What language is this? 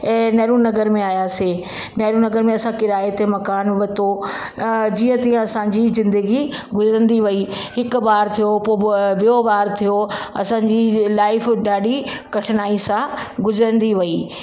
Sindhi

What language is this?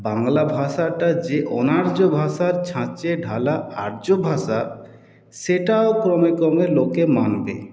Bangla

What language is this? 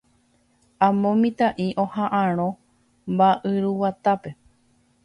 Guarani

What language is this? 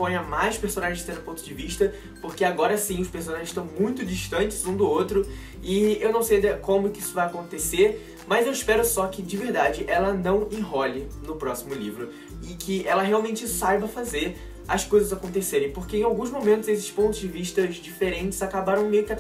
Portuguese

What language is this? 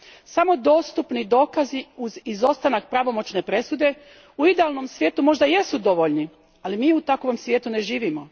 Croatian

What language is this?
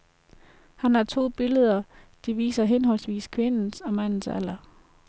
Danish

